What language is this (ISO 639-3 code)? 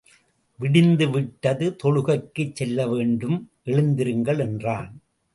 tam